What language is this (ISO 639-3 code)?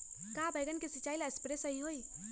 mag